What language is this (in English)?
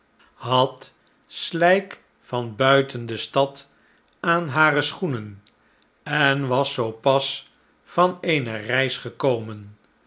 Dutch